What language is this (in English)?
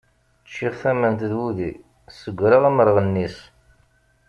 Kabyle